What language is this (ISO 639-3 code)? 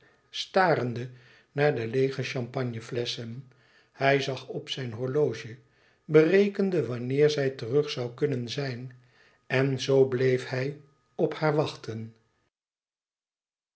nld